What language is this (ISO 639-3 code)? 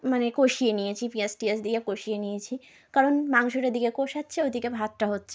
ben